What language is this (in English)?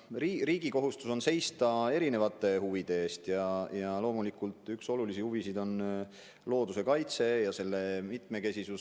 Estonian